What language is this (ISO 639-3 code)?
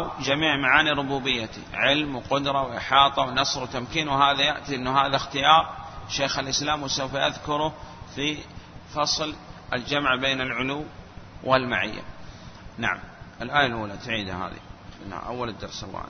ara